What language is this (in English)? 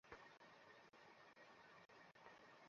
Bangla